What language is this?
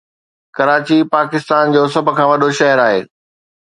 Sindhi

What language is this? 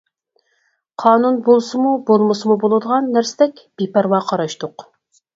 Uyghur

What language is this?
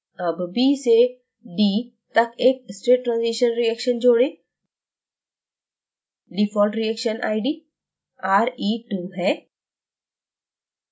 Hindi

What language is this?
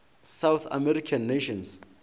Northern Sotho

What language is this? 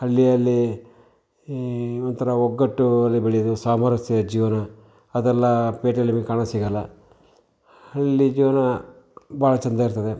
Kannada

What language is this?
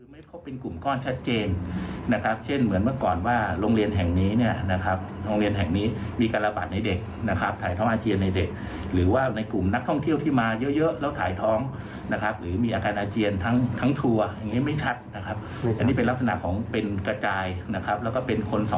Thai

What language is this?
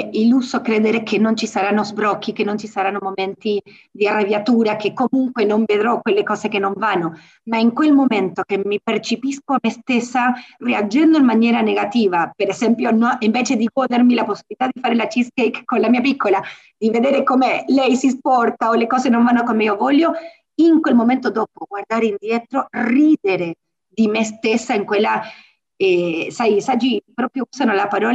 Italian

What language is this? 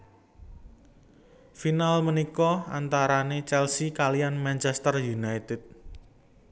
Javanese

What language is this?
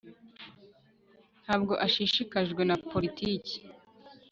Kinyarwanda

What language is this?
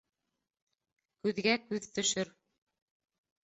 Bashkir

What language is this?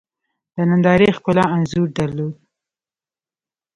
Pashto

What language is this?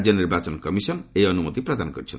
Odia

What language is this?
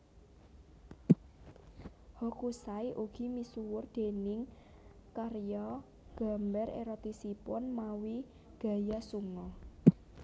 Javanese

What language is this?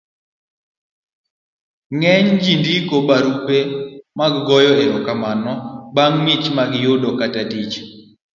Luo (Kenya and Tanzania)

